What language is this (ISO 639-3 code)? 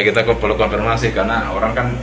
ind